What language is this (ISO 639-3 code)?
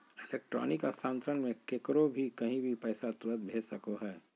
mag